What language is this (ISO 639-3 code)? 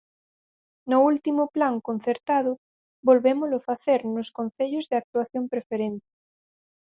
glg